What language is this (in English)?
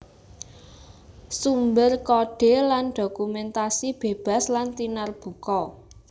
Javanese